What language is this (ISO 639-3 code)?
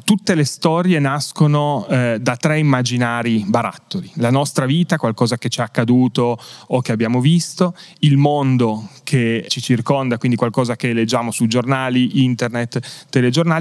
ita